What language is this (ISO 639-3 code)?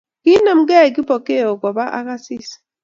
kln